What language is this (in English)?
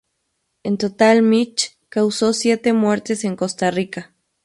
Spanish